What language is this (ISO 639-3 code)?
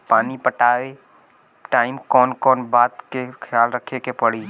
bho